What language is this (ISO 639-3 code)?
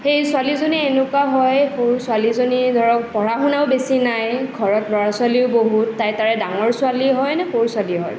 asm